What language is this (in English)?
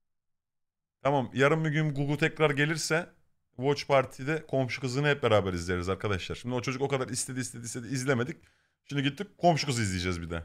Turkish